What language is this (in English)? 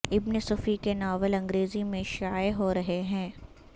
Urdu